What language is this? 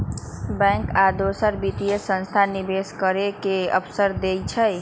Magahi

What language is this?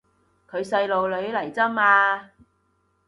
Cantonese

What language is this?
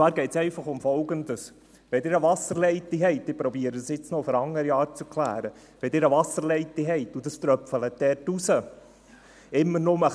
Swiss German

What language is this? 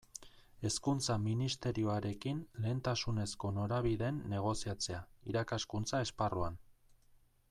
Basque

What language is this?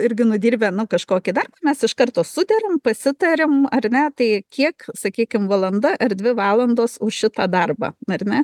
Lithuanian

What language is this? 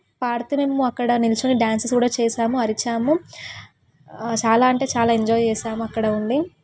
Telugu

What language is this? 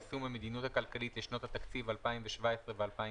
Hebrew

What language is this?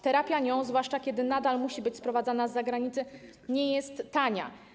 Polish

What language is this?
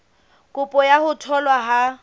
Southern Sotho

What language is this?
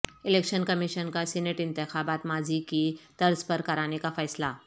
Urdu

